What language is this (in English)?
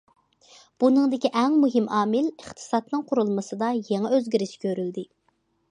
Uyghur